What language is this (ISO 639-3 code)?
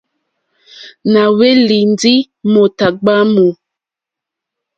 bri